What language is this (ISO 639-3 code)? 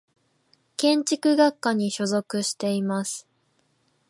jpn